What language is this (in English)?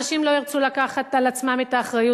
Hebrew